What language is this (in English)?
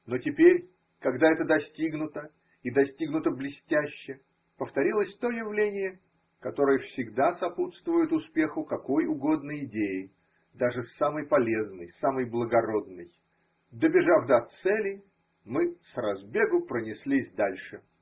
Russian